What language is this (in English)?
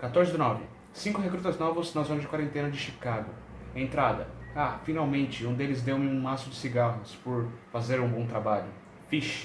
Portuguese